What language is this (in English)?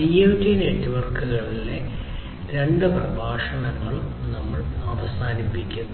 Malayalam